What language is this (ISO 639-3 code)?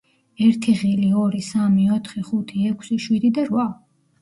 kat